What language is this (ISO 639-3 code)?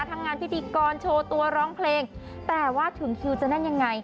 tha